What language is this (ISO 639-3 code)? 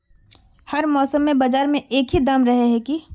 mag